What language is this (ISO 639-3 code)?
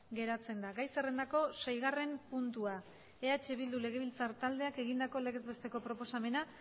eus